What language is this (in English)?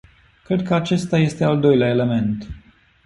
Romanian